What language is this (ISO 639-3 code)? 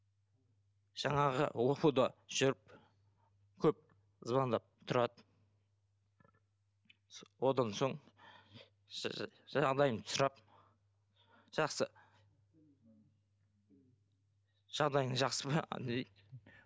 kaz